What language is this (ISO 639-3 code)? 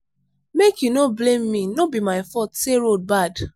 pcm